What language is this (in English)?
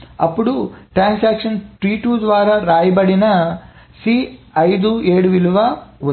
Telugu